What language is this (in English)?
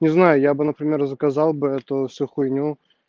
Russian